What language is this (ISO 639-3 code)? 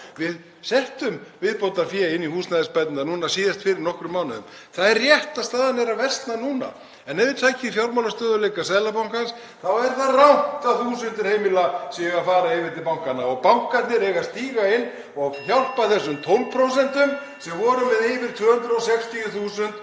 isl